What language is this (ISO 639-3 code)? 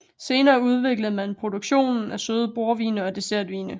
dan